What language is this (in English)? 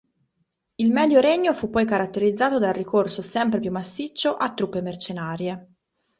Italian